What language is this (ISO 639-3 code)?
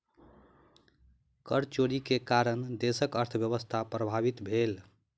mai